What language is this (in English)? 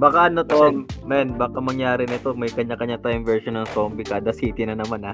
Filipino